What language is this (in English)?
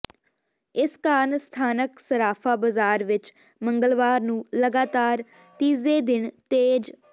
Punjabi